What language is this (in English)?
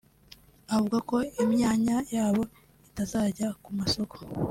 Kinyarwanda